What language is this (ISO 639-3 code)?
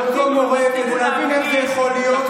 heb